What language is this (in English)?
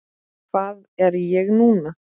Icelandic